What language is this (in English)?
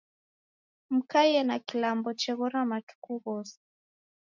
Taita